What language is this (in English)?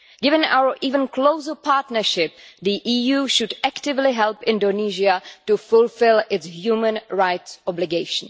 English